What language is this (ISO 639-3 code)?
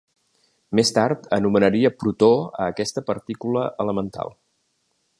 cat